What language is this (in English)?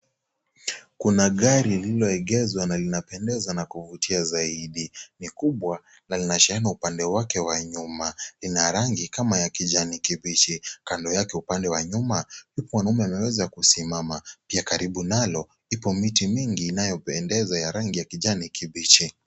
Swahili